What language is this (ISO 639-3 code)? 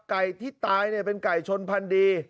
tha